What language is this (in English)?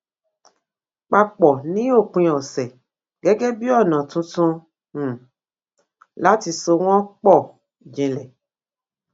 Yoruba